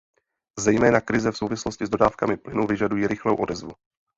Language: Czech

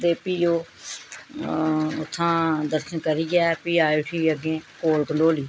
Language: Dogri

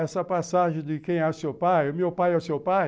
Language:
Portuguese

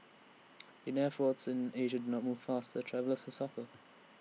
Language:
English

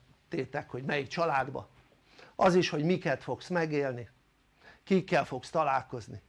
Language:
Hungarian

